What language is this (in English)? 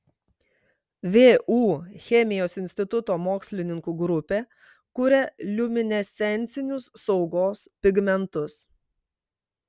Lithuanian